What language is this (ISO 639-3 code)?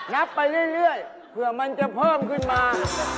tha